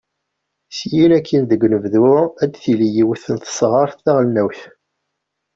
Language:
Kabyle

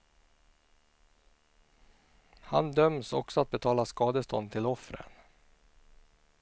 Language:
Swedish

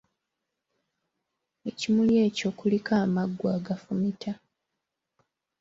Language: Ganda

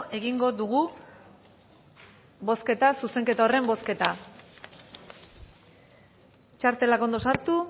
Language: Basque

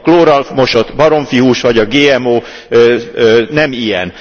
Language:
Hungarian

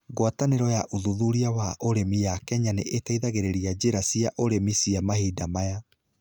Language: Kikuyu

